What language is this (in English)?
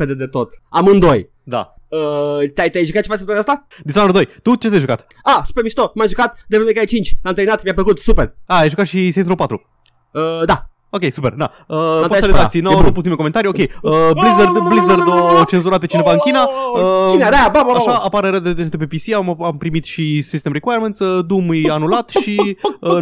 Romanian